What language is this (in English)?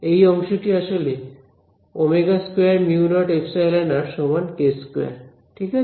Bangla